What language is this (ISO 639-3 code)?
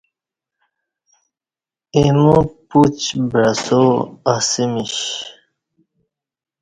bsh